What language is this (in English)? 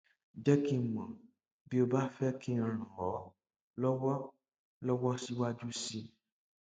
Yoruba